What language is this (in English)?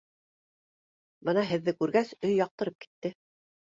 Bashkir